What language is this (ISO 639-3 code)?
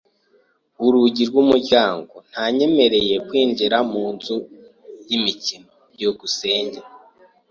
kin